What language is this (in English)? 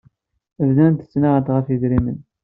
Kabyle